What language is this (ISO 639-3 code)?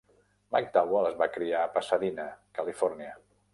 cat